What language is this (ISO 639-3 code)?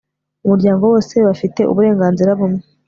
kin